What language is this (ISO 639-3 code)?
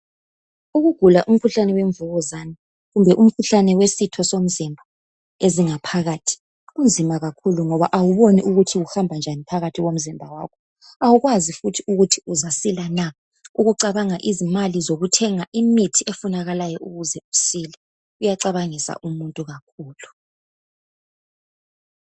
nde